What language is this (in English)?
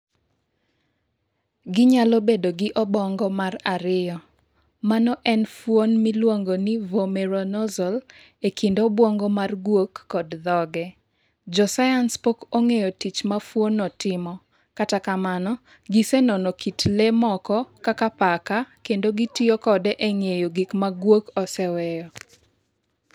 Luo (Kenya and Tanzania)